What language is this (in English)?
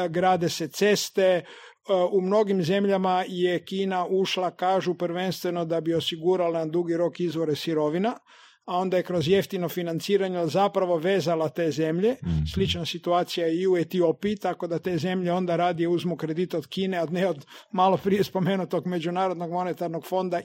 Croatian